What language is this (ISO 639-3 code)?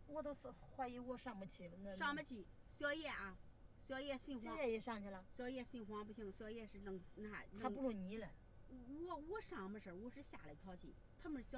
zho